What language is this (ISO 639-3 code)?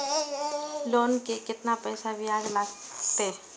mai